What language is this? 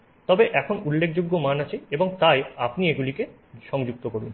Bangla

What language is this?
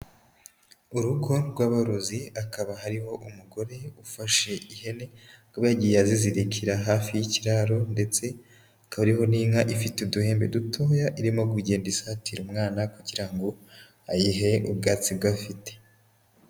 Kinyarwanda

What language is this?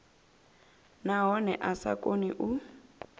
Venda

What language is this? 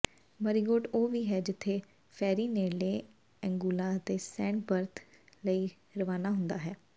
Punjabi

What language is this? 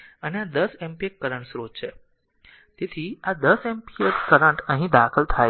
Gujarati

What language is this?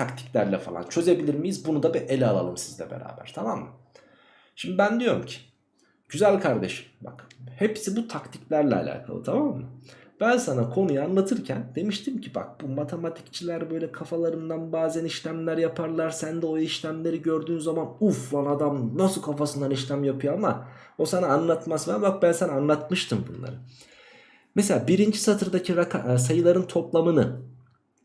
Turkish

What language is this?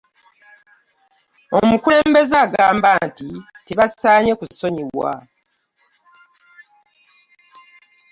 Ganda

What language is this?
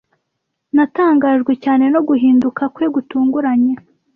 Kinyarwanda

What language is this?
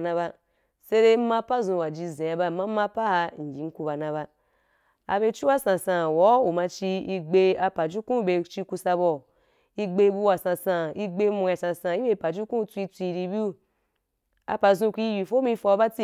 Wapan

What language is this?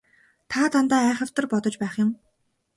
Mongolian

